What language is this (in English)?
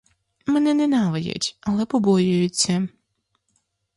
Ukrainian